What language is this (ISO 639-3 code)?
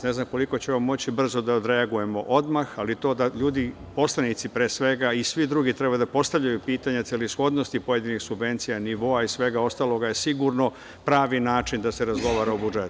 srp